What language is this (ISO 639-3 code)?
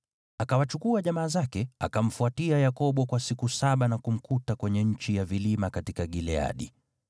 swa